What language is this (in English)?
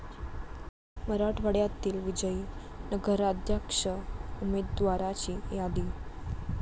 Marathi